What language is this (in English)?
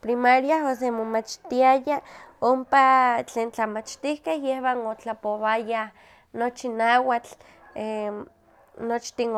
Huaxcaleca Nahuatl